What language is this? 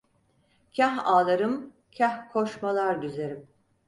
Turkish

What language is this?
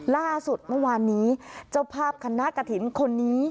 Thai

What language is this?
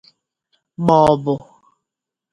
Igbo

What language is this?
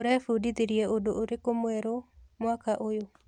Kikuyu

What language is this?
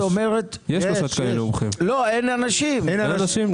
Hebrew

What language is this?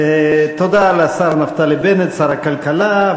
Hebrew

